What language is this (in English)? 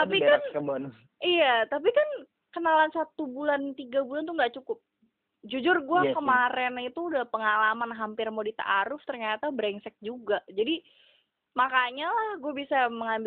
Indonesian